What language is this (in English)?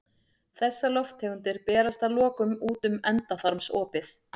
Icelandic